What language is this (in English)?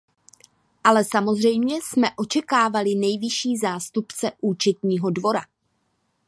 Czech